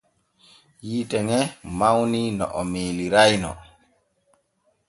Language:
Borgu Fulfulde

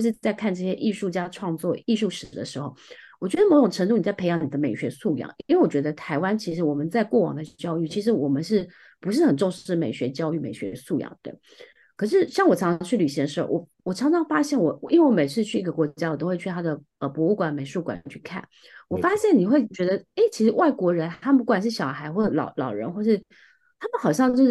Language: Chinese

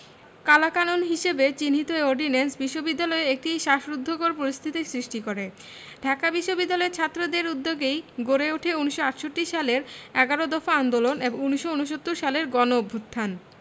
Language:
Bangla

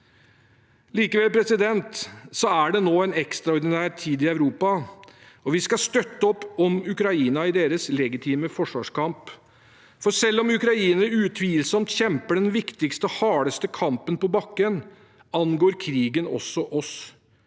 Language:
Norwegian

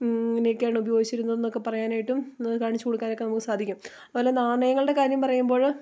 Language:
Malayalam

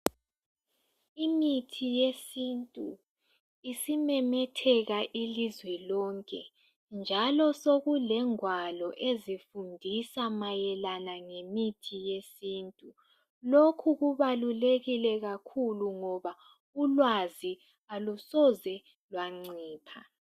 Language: North Ndebele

